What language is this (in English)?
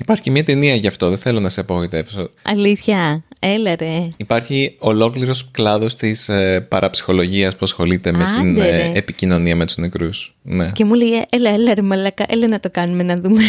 Greek